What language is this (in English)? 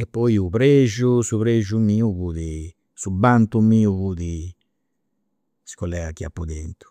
Campidanese Sardinian